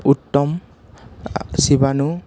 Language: Assamese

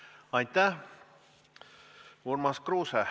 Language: Estonian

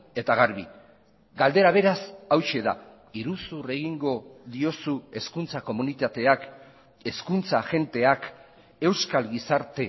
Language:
Basque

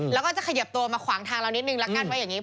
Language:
Thai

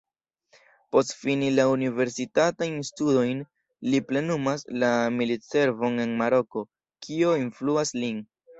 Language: Esperanto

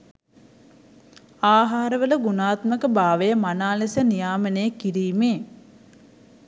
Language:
Sinhala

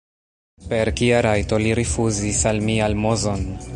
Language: Esperanto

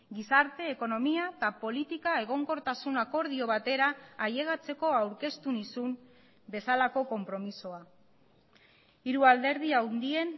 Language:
Basque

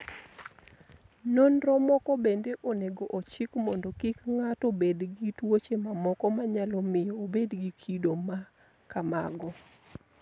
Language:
Luo (Kenya and Tanzania)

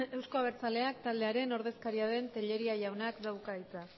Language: Basque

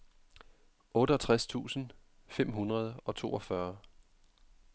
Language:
Danish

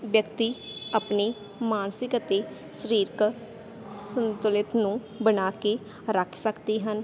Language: Punjabi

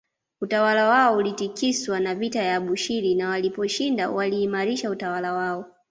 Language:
Swahili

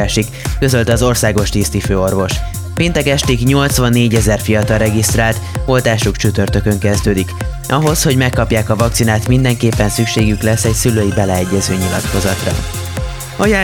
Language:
Hungarian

